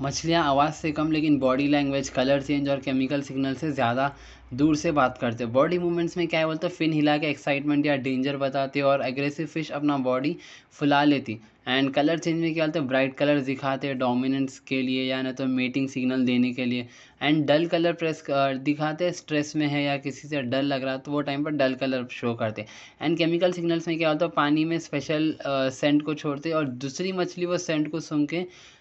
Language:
Deccan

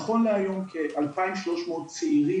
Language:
Hebrew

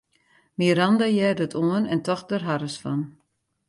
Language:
Western Frisian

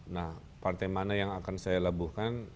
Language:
Indonesian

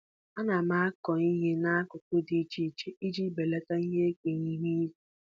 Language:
Igbo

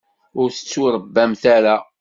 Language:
Kabyle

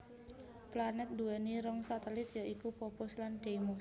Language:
Javanese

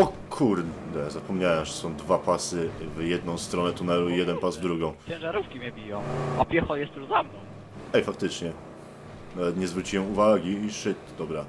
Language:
Polish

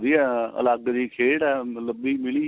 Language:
Punjabi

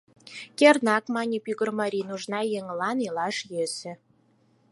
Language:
Mari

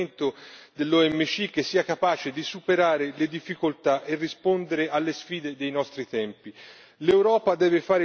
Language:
Italian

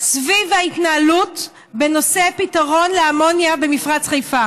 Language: Hebrew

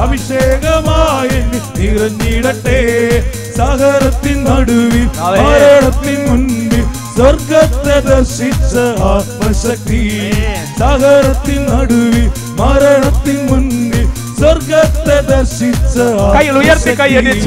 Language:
Malayalam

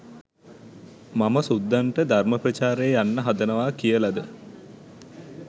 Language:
Sinhala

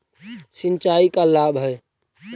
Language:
Magahi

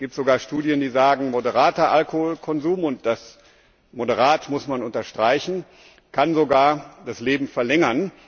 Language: German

